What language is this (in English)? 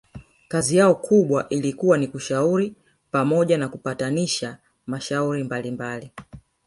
Swahili